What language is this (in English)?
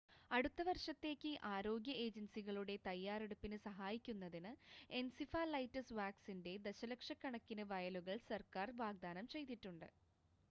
Malayalam